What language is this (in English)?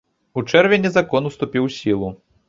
Belarusian